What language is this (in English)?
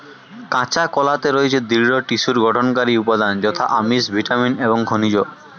Bangla